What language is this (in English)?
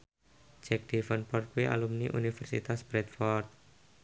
Javanese